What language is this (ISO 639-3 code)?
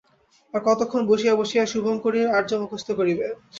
ben